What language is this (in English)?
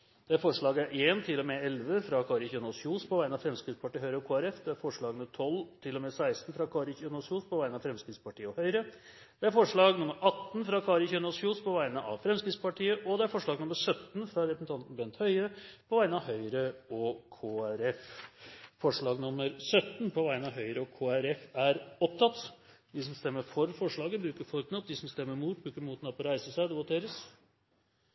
Norwegian Bokmål